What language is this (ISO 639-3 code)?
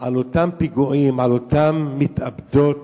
heb